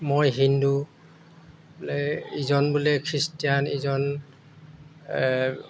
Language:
Assamese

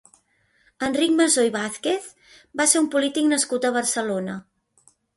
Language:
Catalan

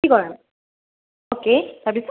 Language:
Assamese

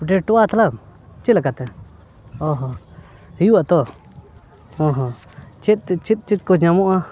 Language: Santali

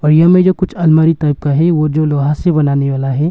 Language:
Hindi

